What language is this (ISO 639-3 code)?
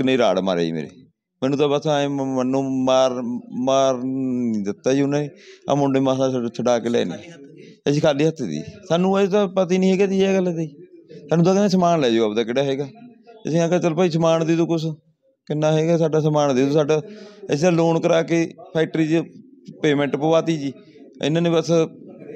pan